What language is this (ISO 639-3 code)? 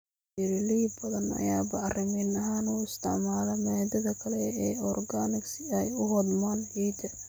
som